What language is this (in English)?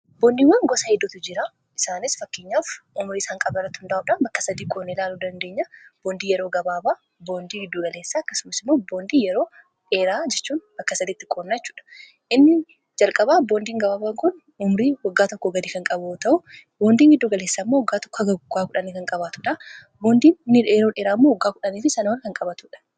Oromo